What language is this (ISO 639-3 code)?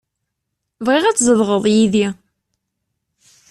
kab